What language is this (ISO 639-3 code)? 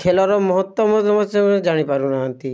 ori